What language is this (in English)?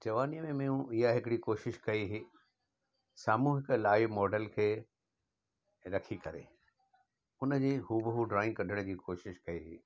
Sindhi